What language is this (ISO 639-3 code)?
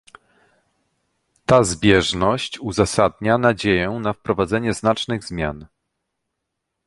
pol